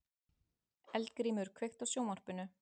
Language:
Icelandic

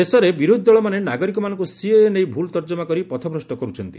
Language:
Odia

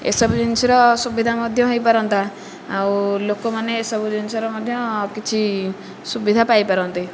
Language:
Odia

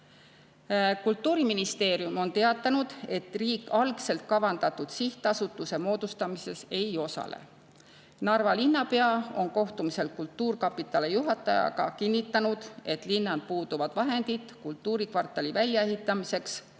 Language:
Estonian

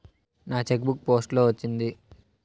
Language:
Telugu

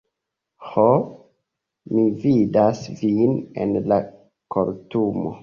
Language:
Esperanto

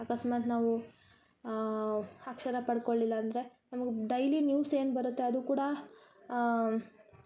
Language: Kannada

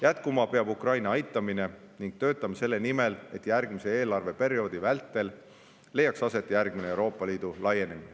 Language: Estonian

